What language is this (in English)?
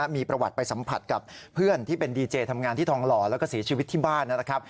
Thai